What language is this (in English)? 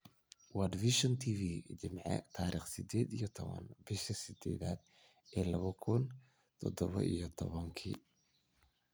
Somali